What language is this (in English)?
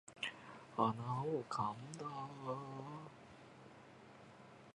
Japanese